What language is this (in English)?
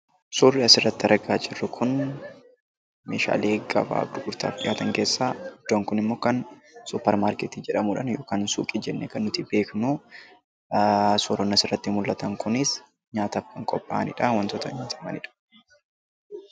Oromo